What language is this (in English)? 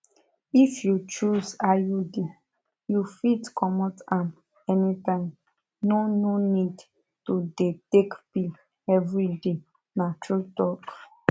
Nigerian Pidgin